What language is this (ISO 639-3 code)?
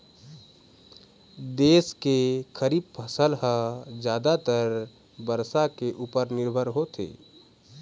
hne